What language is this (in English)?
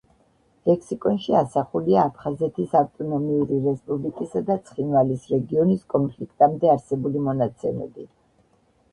Georgian